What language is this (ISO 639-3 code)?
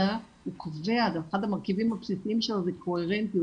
heb